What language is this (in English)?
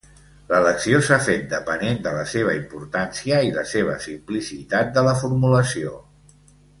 Catalan